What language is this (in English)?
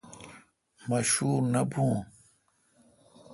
Kalkoti